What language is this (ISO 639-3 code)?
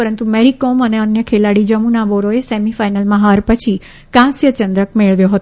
guj